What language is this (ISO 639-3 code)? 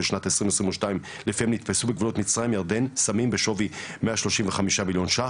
heb